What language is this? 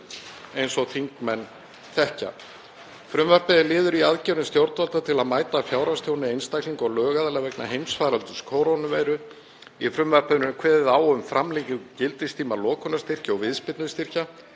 Icelandic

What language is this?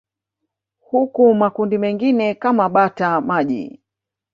Swahili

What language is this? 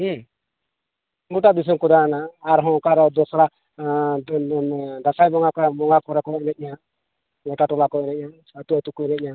Santali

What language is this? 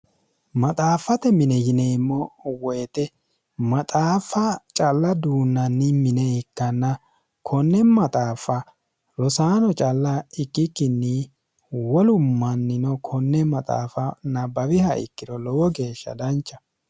Sidamo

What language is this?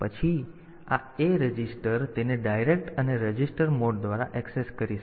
Gujarati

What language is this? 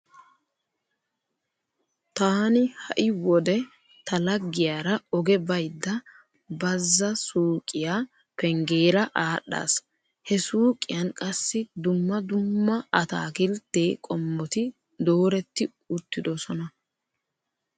Wolaytta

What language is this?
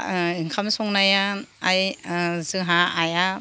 Bodo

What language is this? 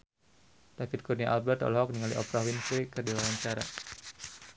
Sundanese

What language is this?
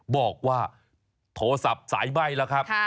Thai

